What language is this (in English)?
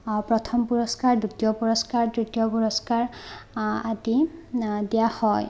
Assamese